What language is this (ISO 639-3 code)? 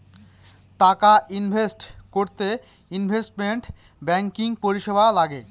ben